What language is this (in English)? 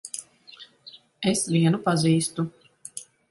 Latvian